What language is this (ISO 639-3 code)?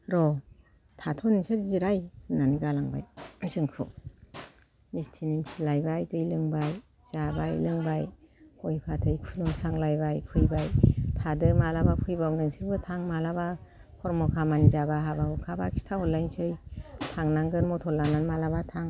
brx